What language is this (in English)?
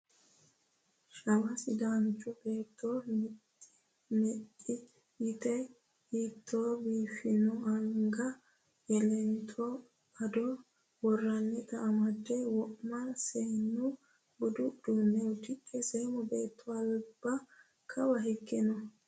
Sidamo